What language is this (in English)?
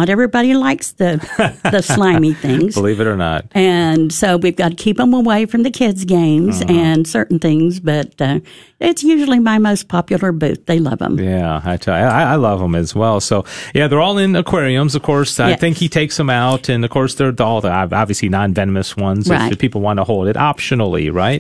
English